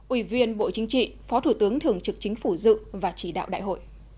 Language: Vietnamese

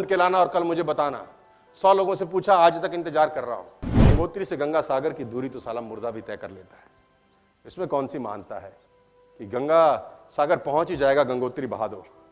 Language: Hindi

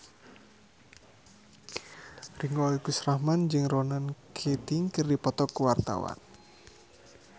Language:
Sundanese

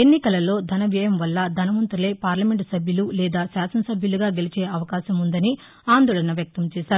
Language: Telugu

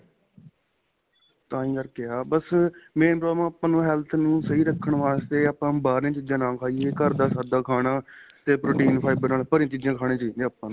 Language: Punjabi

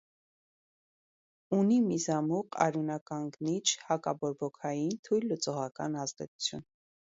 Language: Armenian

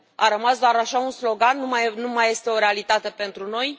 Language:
Romanian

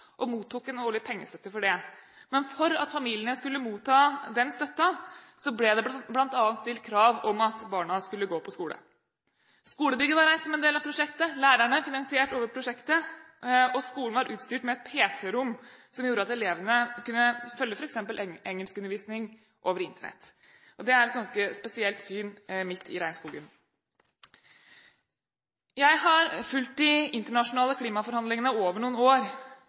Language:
Norwegian Bokmål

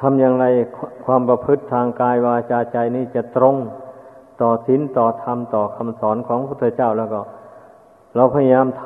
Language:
Thai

